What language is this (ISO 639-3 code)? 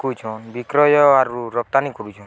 ori